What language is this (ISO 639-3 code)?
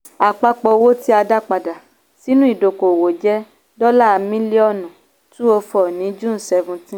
yor